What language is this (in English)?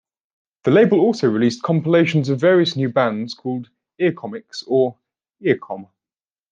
English